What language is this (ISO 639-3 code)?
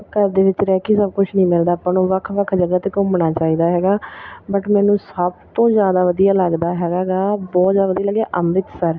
pan